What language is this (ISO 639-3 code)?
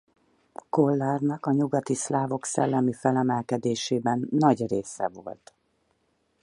hun